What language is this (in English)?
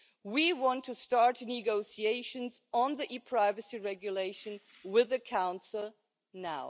English